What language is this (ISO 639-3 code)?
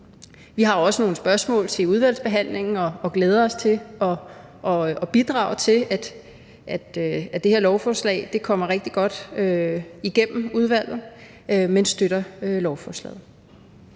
dan